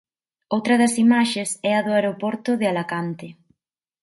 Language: Galician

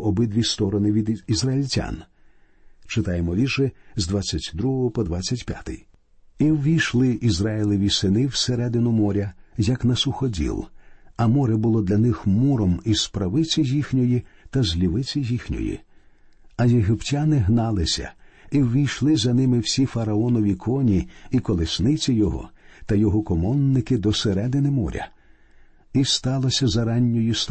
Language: Ukrainian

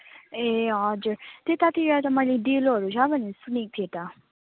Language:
Nepali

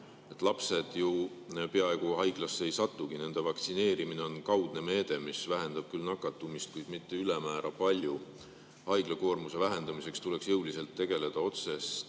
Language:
Estonian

